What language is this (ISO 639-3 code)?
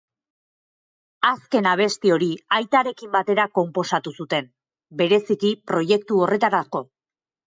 eus